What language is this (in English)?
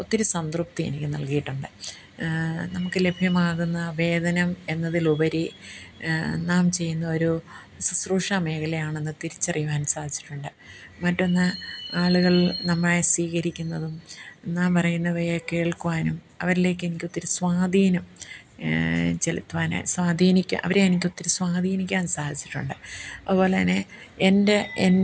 Malayalam